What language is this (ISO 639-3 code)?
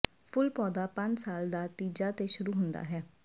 pan